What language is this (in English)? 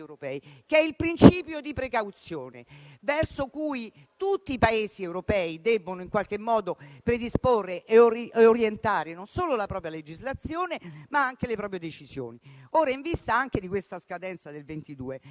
Italian